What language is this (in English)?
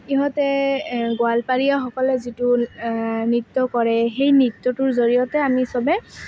Assamese